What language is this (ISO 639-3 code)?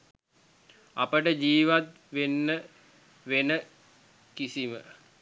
sin